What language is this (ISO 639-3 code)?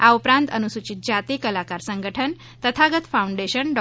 guj